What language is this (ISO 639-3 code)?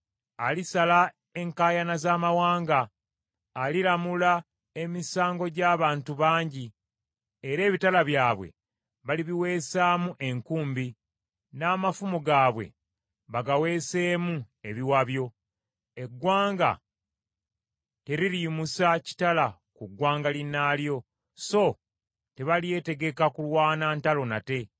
lug